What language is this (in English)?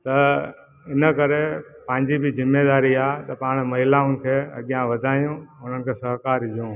Sindhi